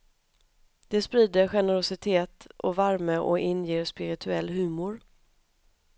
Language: Swedish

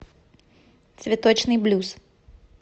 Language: Russian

